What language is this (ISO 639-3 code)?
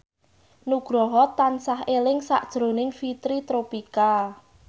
jav